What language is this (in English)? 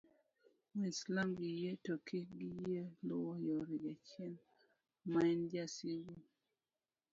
Luo (Kenya and Tanzania)